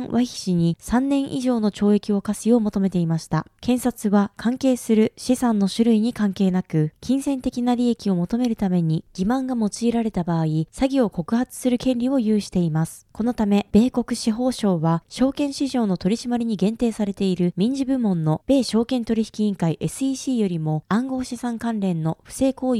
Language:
Japanese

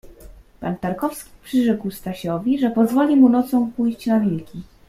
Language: Polish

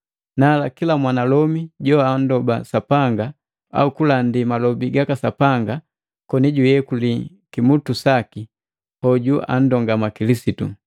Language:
Matengo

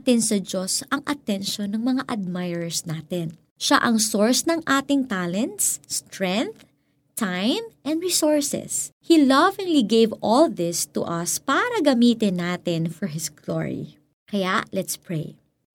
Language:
Filipino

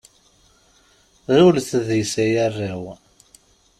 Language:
Kabyle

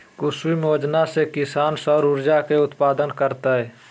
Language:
Magahi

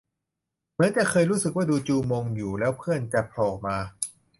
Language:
Thai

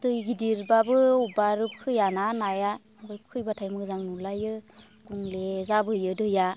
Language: Bodo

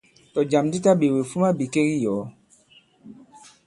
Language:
Bankon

